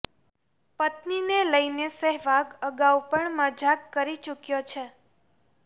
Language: Gujarati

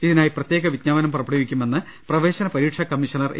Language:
Malayalam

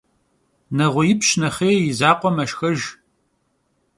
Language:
Kabardian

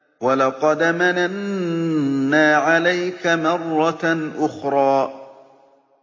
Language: Arabic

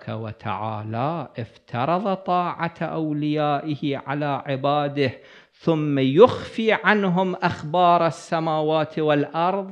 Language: Arabic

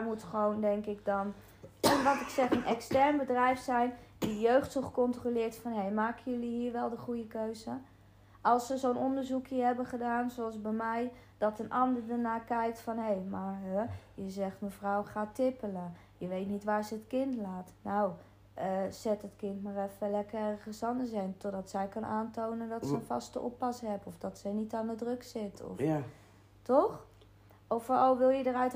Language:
Dutch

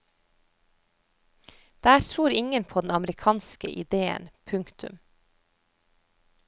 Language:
Norwegian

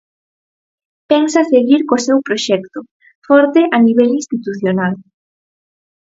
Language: Galician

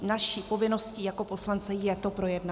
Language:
Czech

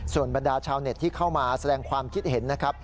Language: Thai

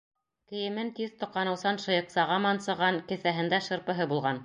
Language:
Bashkir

